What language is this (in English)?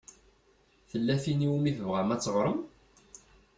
Kabyle